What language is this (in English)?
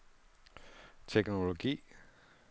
Danish